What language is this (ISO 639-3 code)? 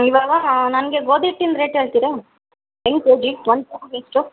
kan